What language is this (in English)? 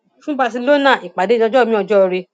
Yoruba